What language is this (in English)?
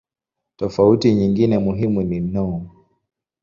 Swahili